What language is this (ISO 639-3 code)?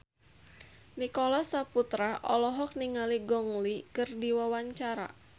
sun